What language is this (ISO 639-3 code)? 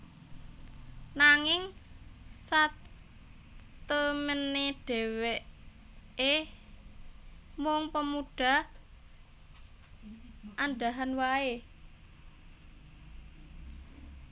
jav